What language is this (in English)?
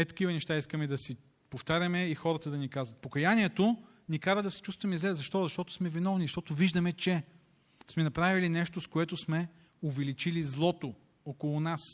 Bulgarian